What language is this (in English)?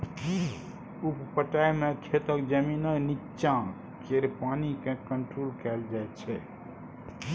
Maithili